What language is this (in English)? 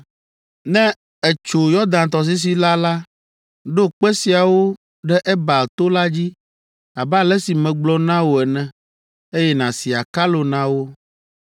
Ewe